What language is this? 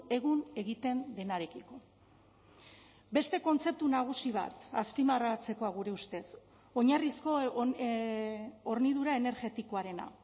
Basque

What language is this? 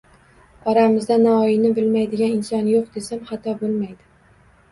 Uzbek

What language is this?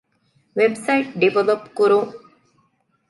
Divehi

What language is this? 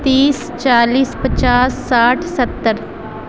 Urdu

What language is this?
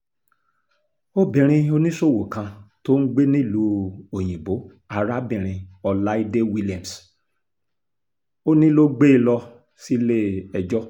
Yoruba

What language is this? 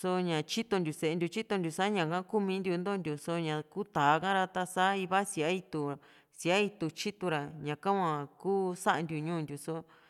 Juxtlahuaca Mixtec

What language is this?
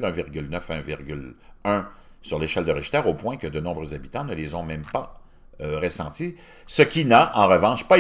French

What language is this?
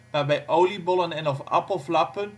Dutch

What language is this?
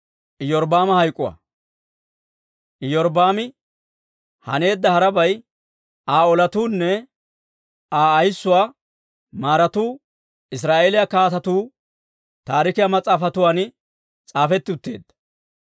Dawro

